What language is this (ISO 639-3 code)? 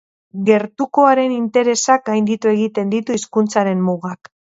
eus